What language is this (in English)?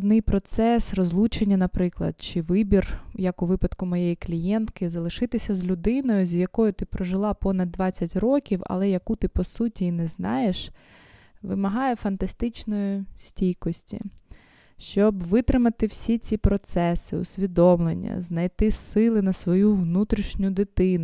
Ukrainian